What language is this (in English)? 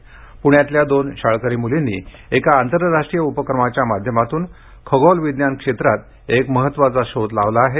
Marathi